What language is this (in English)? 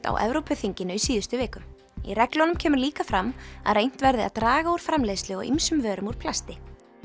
Icelandic